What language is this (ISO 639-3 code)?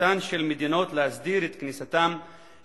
heb